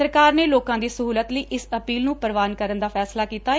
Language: Punjabi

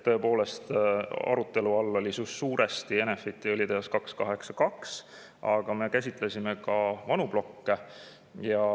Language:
Estonian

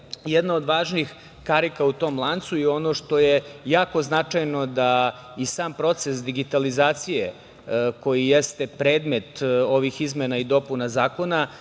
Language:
Serbian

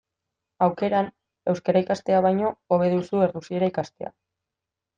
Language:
Basque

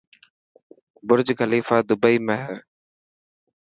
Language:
Dhatki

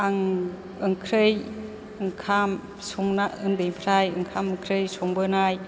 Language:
Bodo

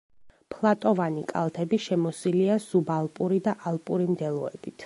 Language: Georgian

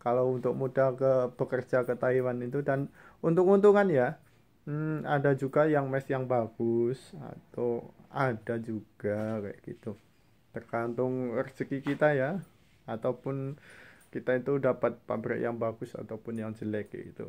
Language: Indonesian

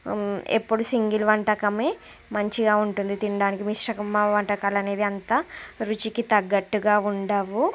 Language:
Telugu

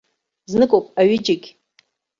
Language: Abkhazian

